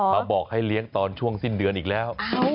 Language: Thai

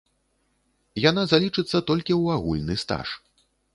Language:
Belarusian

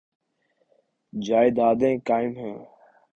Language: Urdu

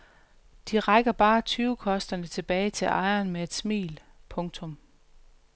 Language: Danish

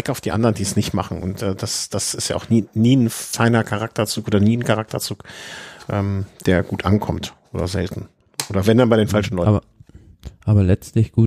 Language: German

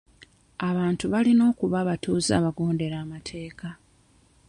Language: Ganda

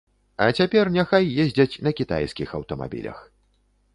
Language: Belarusian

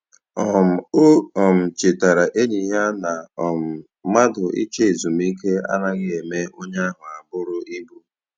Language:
Igbo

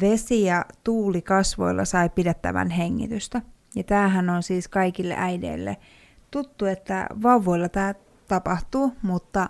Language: Finnish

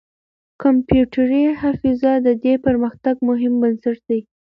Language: Pashto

